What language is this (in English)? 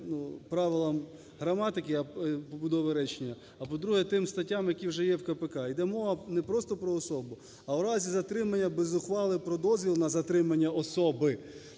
Ukrainian